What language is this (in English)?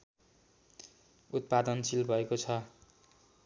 Nepali